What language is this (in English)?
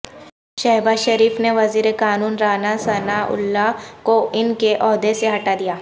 Urdu